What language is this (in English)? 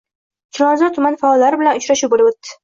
Uzbek